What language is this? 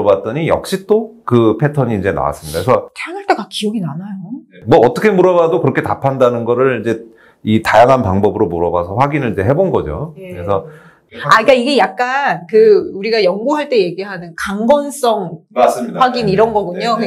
Korean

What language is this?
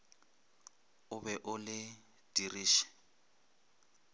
Northern Sotho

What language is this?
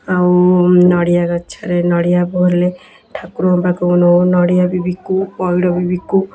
Odia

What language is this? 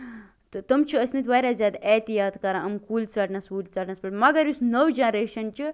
Kashmiri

